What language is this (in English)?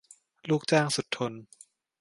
Thai